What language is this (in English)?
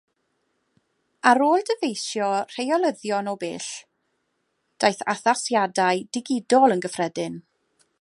Welsh